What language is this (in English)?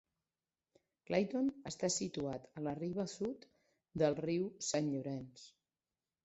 Catalan